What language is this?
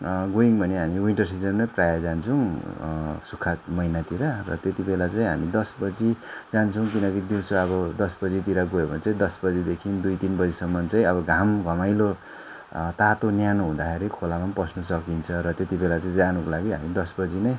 Nepali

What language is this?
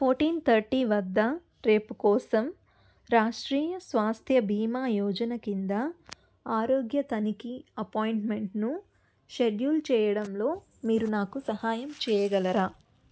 Telugu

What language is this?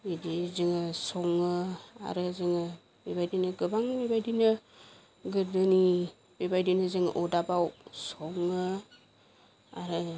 Bodo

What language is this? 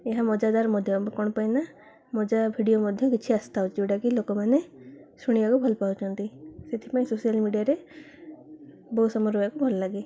Odia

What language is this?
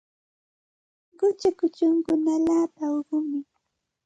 Santa Ana de Tusi Pasco Quechua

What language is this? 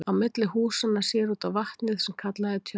Icelandic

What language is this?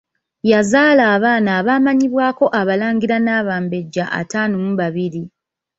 Ganda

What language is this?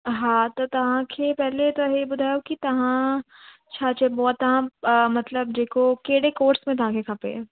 Sindhi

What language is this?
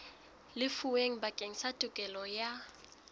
Southern Sotho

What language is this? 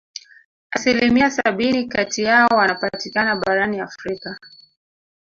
Swahili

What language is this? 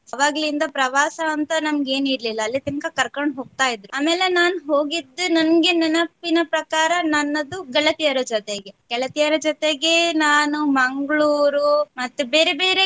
Kannada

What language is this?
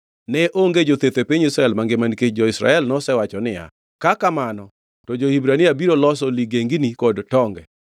Luo (Kenya and Tanzania)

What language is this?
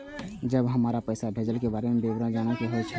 Maithili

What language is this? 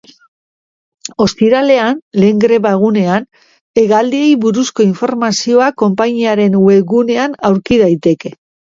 Basque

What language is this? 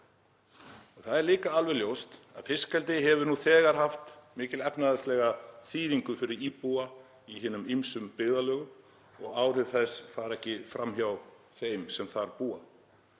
Icelandic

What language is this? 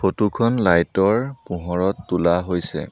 Assamese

